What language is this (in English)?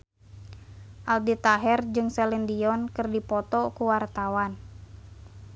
Sundanese